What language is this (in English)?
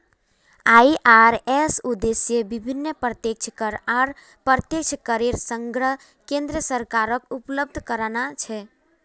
Magahi